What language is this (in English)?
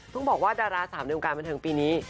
Thai